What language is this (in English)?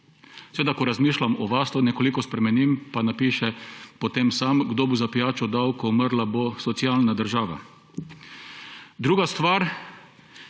Slovenian